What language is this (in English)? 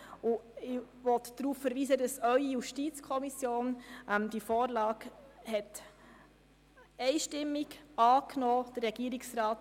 Swiss German